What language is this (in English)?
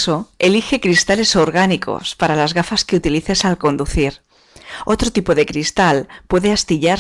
Spanish